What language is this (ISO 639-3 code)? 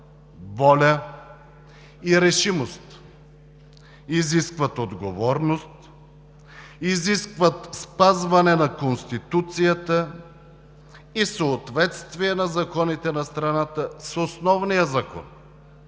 bul